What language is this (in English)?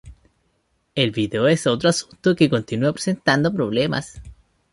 Spanish